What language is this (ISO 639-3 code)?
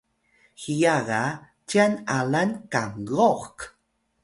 tay